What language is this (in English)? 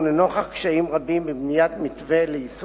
Hebrew